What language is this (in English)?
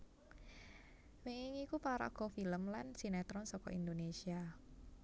Javanese